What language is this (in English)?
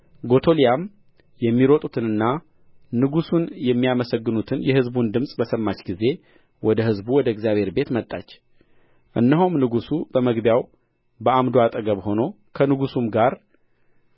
Amharic